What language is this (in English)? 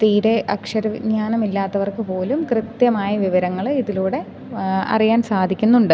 Malayalam